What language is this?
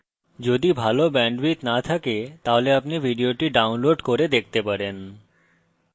Bangla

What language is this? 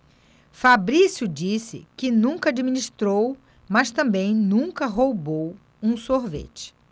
Portuguese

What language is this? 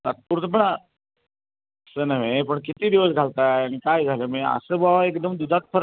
Marathi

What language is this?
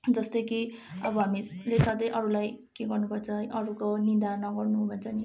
Nepali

